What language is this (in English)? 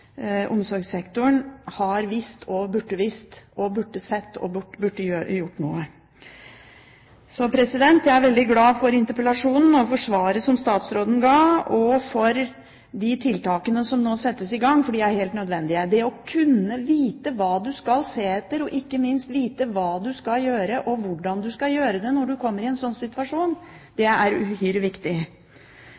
Norwegian Bokmål